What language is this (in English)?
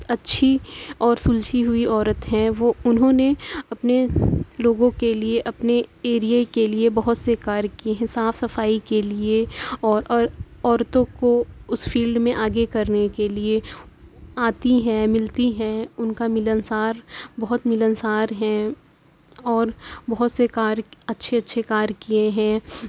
Urdu